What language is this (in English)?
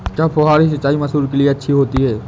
Hindi